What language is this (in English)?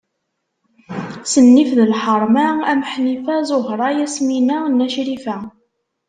Kabyle